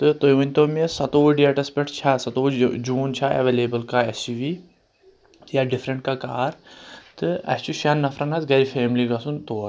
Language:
Kashmiri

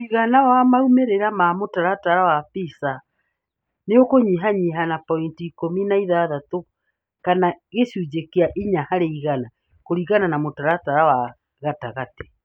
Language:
Kikuyu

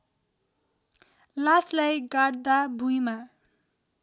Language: Nepali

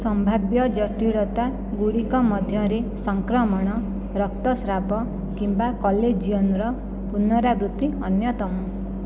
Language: Odia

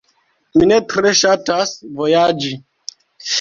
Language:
Esperanto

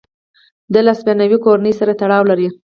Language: Pashto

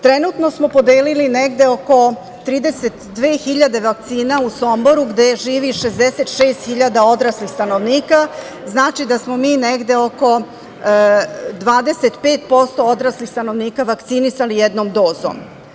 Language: Serbian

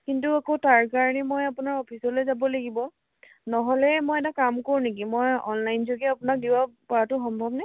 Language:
Assamese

